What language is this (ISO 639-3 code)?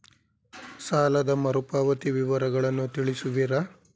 kan